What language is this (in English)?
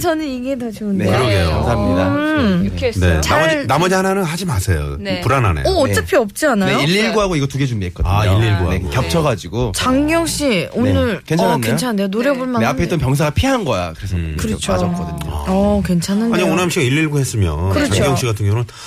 Korean